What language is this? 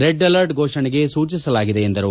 Kannada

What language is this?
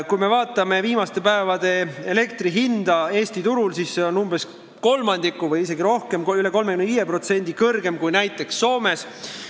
Estonian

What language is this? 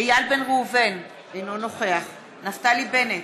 Hebrew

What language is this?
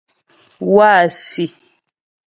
Ghomala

